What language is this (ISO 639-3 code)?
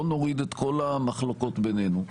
heb